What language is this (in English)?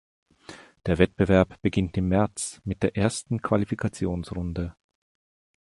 German